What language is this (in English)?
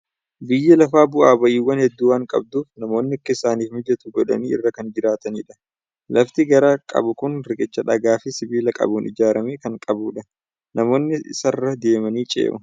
Oromo